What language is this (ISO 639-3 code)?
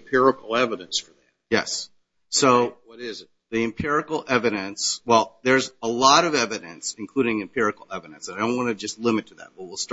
eng